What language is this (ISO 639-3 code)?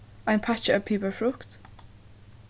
fao